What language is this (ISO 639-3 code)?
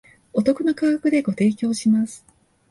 jpn